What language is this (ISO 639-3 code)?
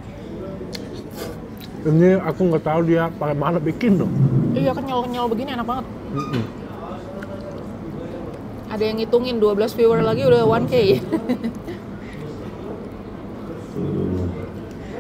ind